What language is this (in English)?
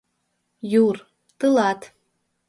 Mari